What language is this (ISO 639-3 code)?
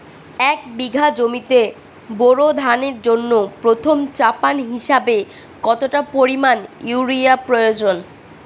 ben